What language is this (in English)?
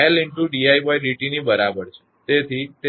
Gujarati